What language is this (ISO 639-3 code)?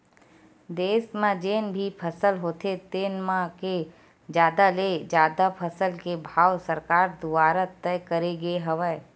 hne